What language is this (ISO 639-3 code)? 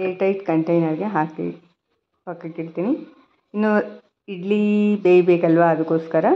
kan